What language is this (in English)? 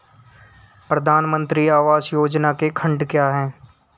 Hindi